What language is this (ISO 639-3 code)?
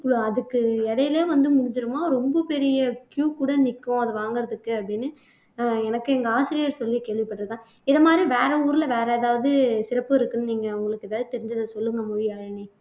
tam